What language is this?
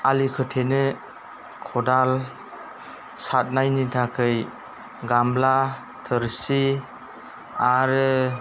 Bodo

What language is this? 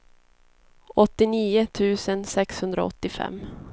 Swedish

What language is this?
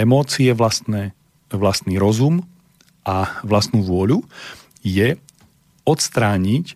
Slovak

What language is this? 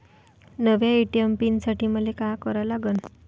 Marathi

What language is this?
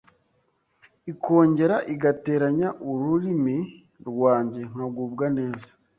Kinyarwanda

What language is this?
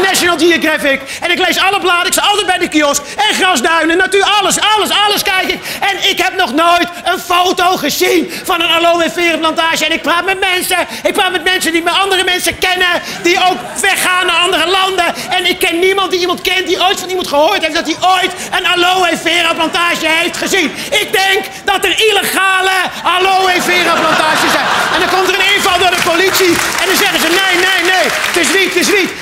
Dutch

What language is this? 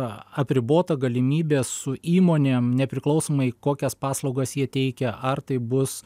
Lithuanian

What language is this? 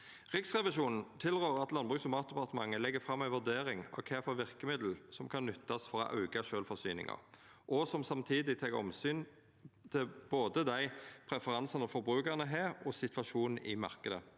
Norwegian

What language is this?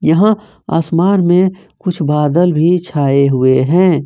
Hindi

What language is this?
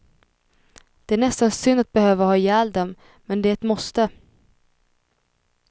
Swedish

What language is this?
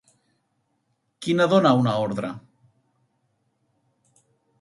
Catalan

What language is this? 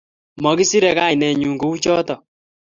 Kalenjin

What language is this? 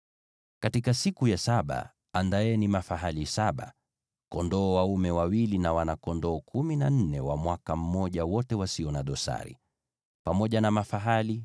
Swahili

